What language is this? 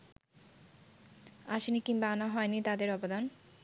Bangla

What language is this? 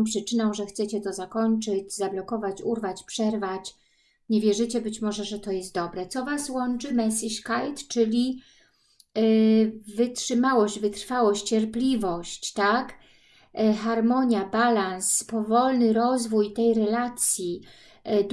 Polish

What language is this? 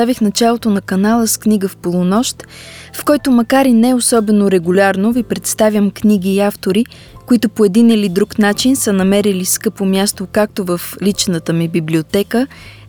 Bulgarian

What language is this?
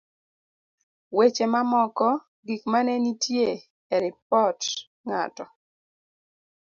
Luo (Kenya and Tanzania)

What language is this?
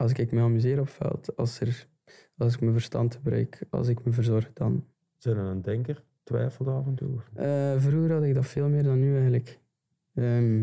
Dutch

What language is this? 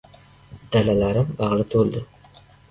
Uzbek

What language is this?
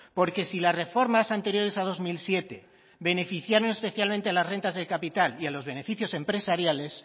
Spanish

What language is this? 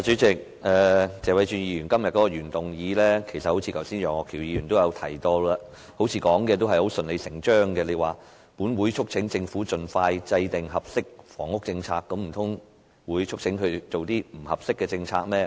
Cantonese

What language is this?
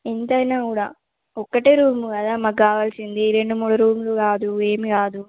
Telugu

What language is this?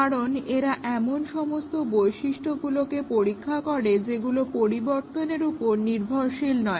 Bangla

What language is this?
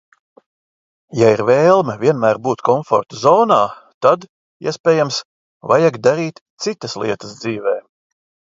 Latvian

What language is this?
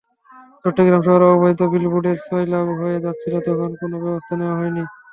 Bangla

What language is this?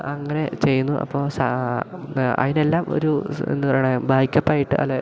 Malayalam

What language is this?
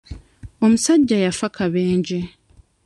Ganda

